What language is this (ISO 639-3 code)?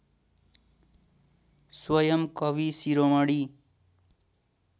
nep